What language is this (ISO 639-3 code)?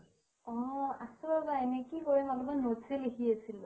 asm